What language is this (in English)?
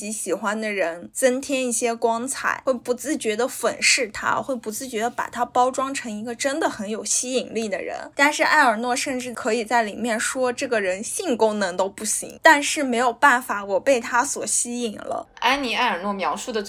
Chinese